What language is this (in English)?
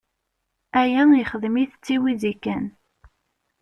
Kabyle